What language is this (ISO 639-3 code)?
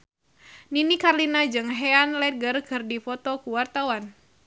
sun